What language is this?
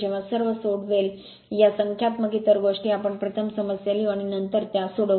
Marathi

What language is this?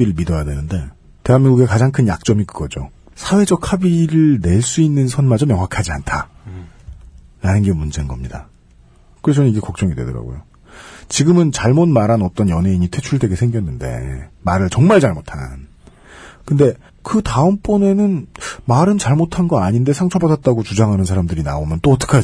Korean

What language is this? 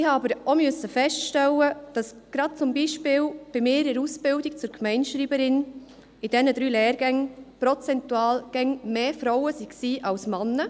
Swiss German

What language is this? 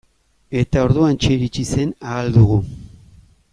Basque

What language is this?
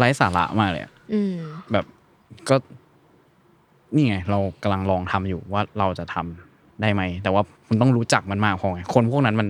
Thai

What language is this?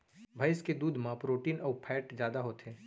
Chhattisgarhi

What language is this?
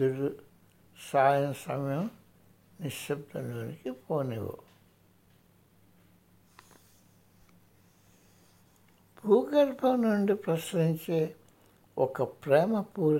Telugu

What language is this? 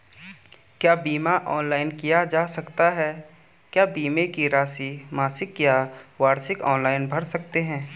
Hindi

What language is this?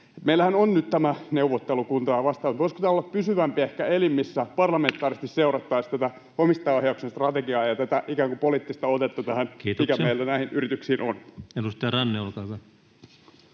Finnish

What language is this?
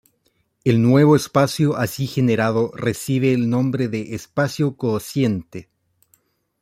Spanish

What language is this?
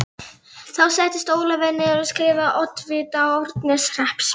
Icelandic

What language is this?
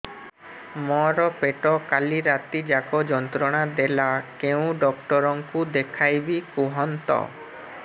Odia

